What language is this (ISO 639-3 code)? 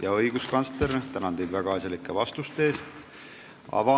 est